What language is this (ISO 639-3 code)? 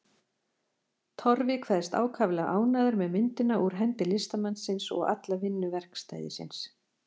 isl